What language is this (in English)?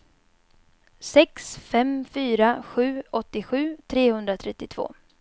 Swedish